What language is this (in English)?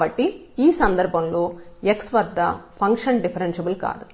Telugu